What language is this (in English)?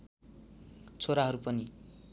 Nepali